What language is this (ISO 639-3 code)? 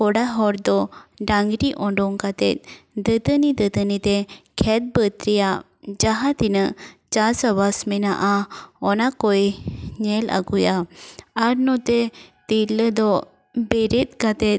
sat